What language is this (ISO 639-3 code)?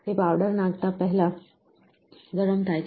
guj